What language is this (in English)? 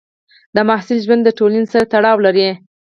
Pashto